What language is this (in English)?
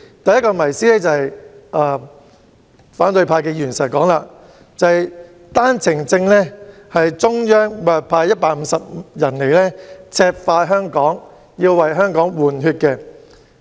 Cantonese